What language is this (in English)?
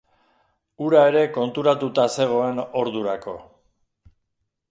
Basque